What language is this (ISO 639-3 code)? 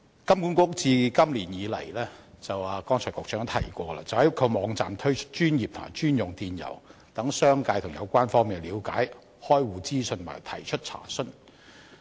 yue